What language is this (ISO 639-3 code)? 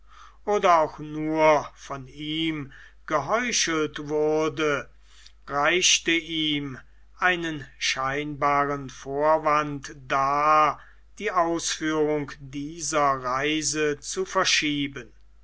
deu